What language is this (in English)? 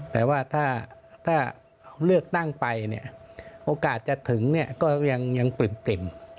Thai